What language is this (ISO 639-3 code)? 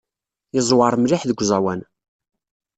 kab